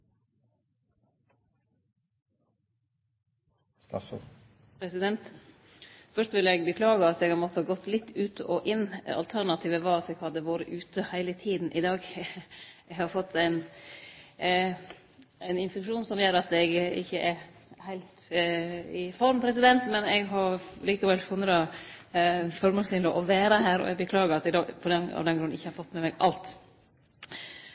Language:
Norwegian Nynorsk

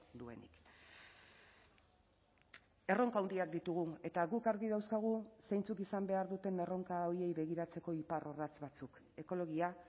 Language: Basque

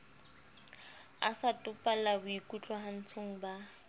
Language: Southern Sotho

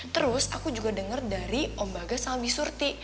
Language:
Indonesian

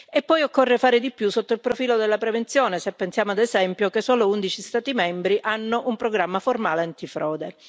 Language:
Italian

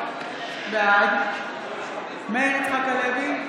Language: Hebrew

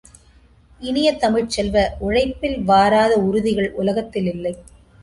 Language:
Tamil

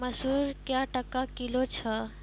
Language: Maithili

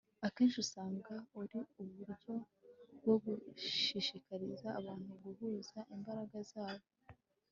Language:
Kinyarwanda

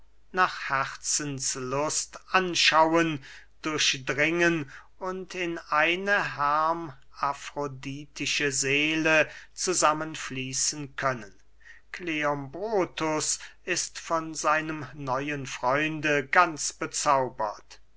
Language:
German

